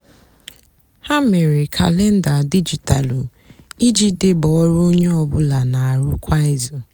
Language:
Igbo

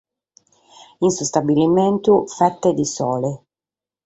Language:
Sardinian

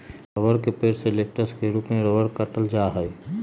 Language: Magahi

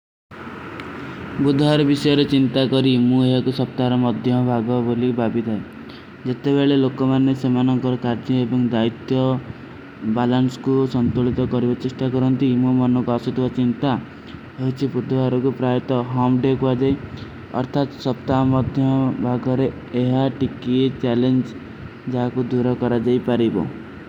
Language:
Kui (India)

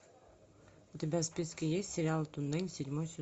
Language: Russian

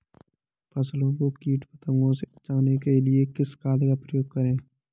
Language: Hindi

